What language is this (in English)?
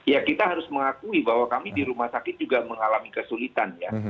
Indonesian